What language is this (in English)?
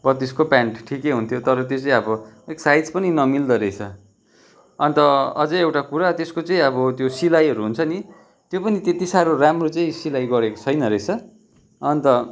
Nepali